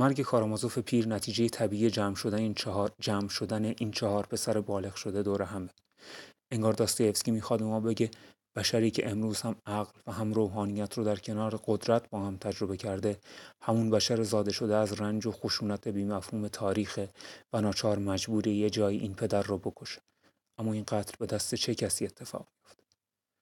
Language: Persian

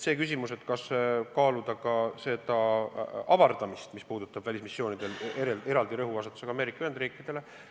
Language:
Estonian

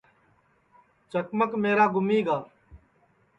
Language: Sansi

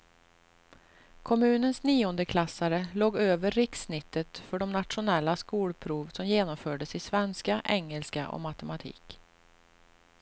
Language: Swedish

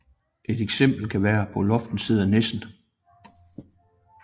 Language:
Danish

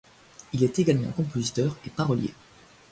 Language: French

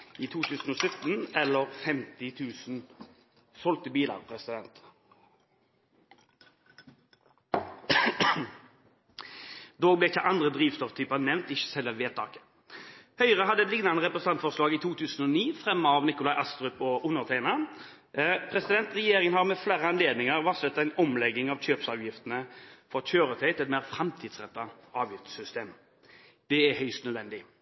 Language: Norwegian Bokmål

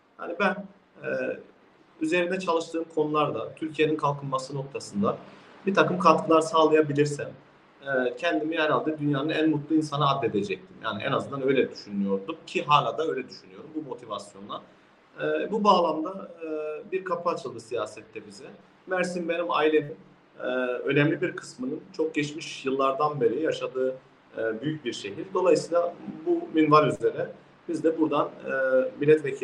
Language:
Turkish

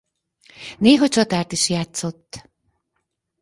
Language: Hungarian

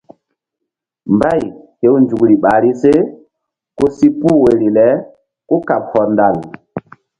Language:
Mbum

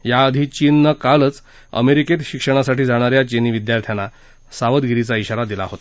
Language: Marathi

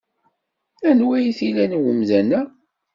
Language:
Kabyle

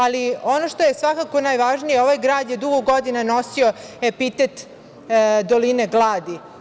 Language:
Serbian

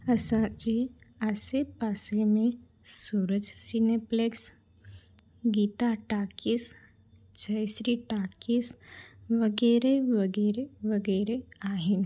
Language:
Sindhi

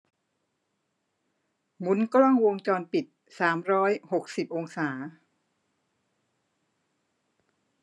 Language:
Thai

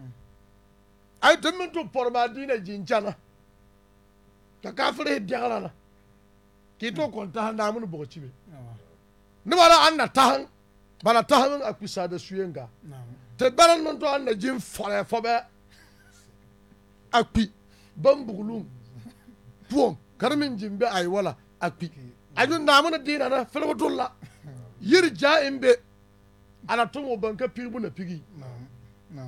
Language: Arabic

